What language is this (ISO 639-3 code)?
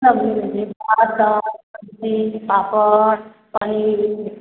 mai